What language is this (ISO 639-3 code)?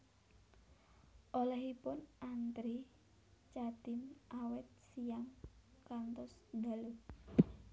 jav